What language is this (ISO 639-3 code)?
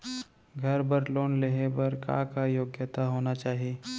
hne